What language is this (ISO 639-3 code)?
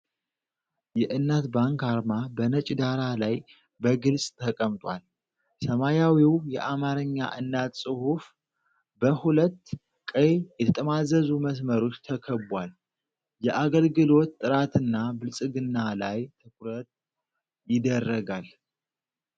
amh